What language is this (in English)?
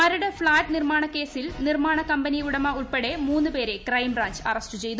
Malayalam